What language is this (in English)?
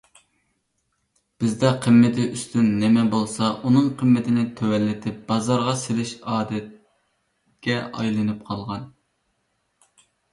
Uyghur